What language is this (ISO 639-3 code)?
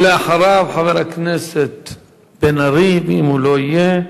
heb